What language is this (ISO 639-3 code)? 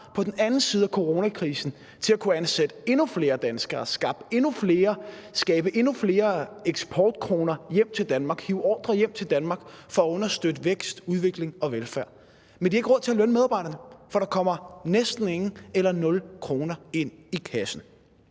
dan